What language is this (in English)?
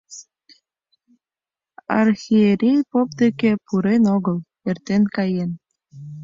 Mari